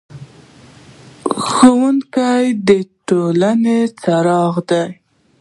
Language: Pashto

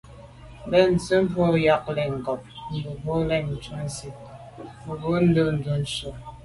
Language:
Medumba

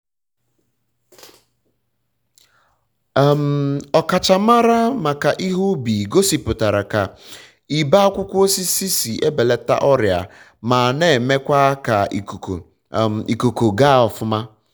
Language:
Igbo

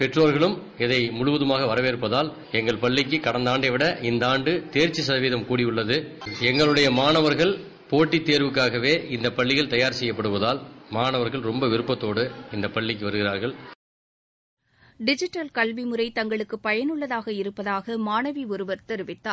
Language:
Tamil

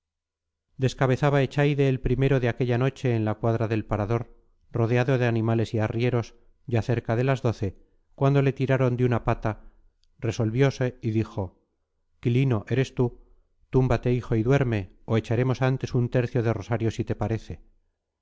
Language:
Spanish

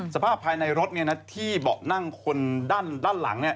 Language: Thai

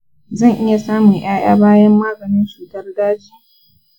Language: Hausa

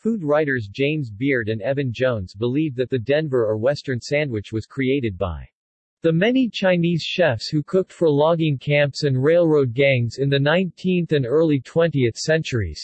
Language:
English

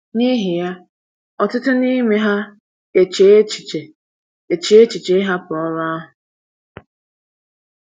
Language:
Igbo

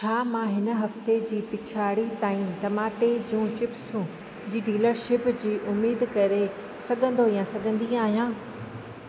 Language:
Sindhi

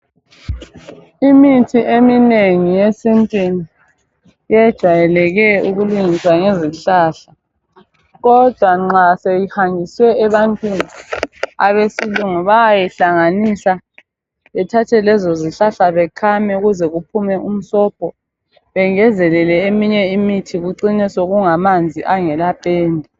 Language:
North Ndebele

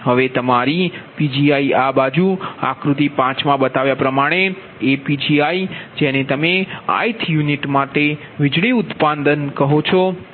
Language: Gujarati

